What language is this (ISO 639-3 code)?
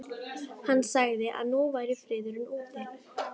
isl